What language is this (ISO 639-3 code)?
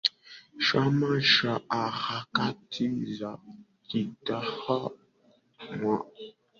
swa